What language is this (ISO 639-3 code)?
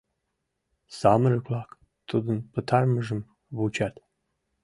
chm